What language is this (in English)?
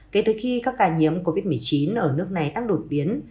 Vietnamese